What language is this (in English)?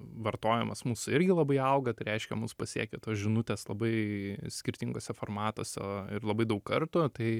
Lithuanian